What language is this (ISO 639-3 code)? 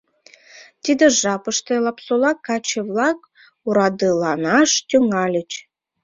chm